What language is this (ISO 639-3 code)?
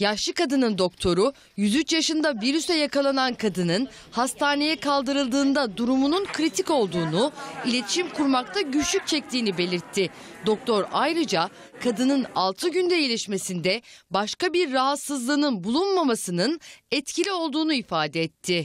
tur